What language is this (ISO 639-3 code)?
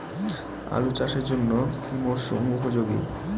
ben